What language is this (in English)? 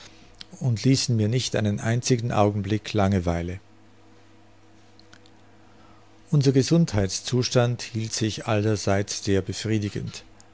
German